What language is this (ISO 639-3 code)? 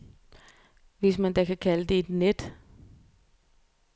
dan